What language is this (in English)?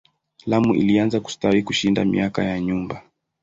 Swahili